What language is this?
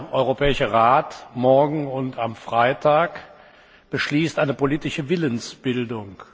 German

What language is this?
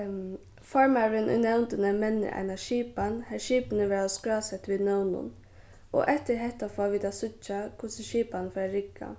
Faroese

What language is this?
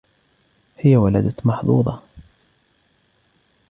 Arabic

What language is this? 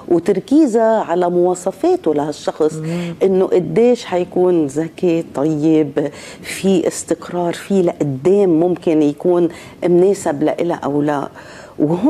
Arabic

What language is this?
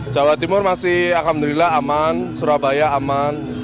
Indonesian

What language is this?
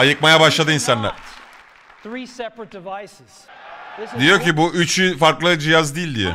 Turkish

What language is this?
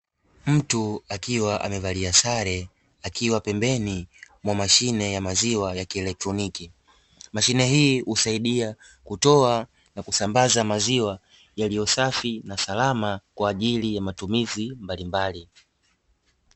Swahili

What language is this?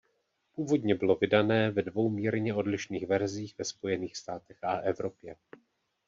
Czech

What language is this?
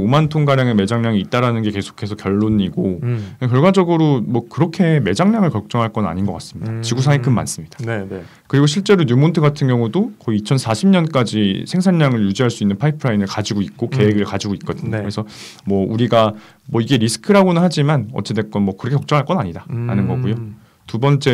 Korean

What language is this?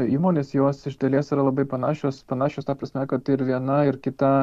Lithuanian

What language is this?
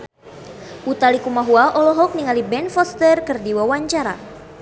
Sundanese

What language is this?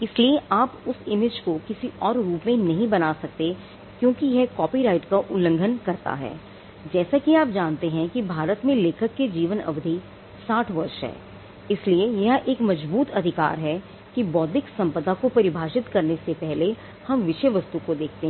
Hindi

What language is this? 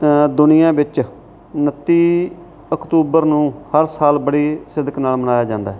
Punjabi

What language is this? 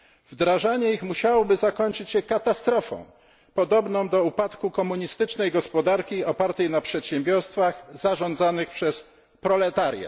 Polish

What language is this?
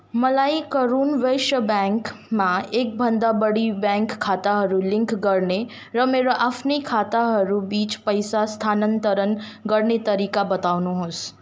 Nepali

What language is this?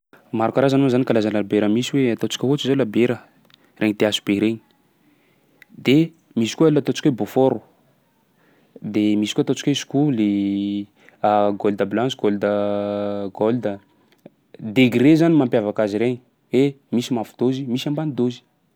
Sakalava Malagasy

